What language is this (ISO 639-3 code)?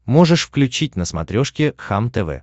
rus